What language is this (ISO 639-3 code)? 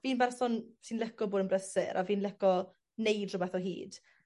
cym